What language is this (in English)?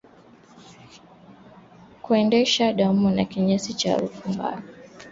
Swahili